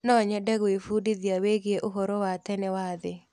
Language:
Kikuyu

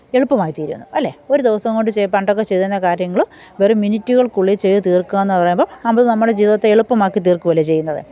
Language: Malayalam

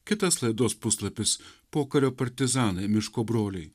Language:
Lithuanian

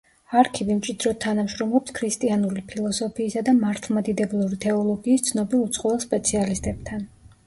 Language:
Georgian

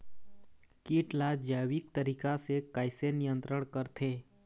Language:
Chhattisgarhi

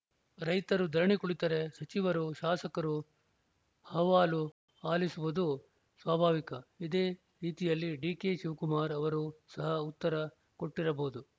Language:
Kannada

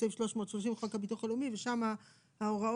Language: Hebrew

